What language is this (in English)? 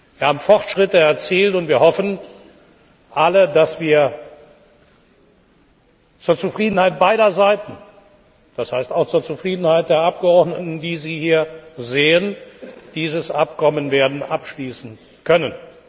German